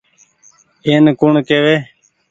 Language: Goaria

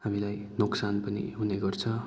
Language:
Nepali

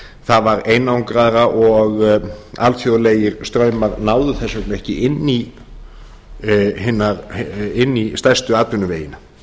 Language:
Icelandic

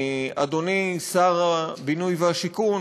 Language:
Hebrew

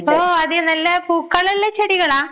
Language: Malayalam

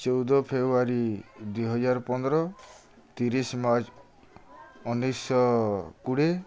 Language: Odia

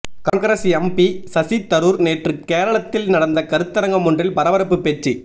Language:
Tamil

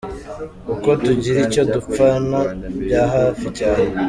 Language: Kinyarwanda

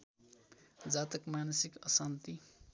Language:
Nepali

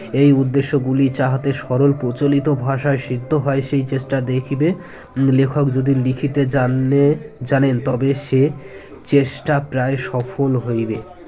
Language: Bangla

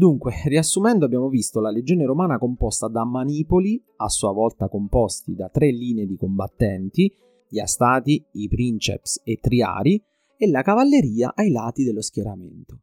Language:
Italian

